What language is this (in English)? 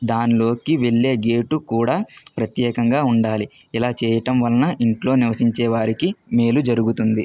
Telugu